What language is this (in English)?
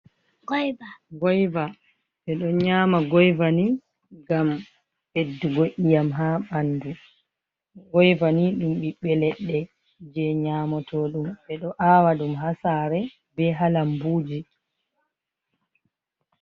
Fula